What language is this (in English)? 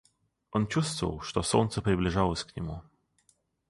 Russian